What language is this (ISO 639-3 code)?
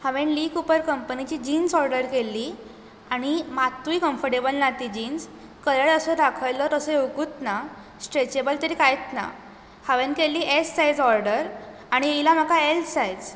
kok